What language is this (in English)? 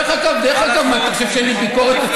Hebrew